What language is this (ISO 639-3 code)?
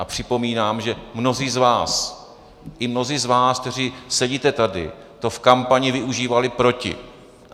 ces